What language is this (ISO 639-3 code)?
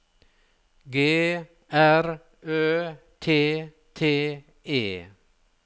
nor